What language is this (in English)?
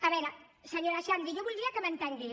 Catalan